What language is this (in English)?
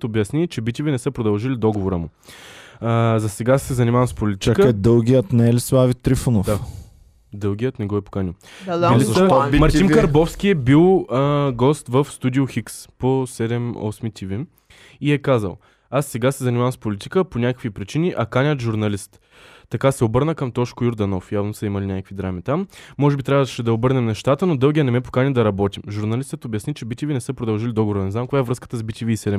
Bulgarian